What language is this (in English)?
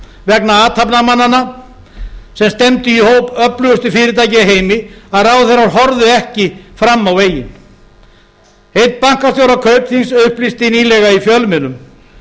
Icelandic